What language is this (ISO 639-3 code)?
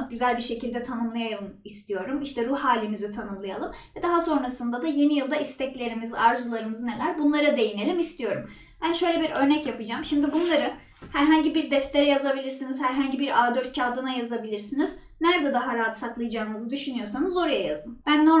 tur